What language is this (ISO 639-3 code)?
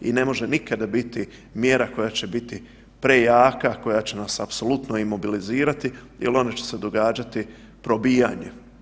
hrv